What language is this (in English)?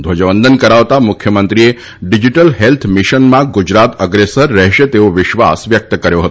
Gujarati